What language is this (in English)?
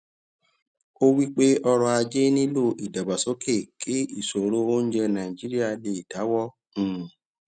Yoruba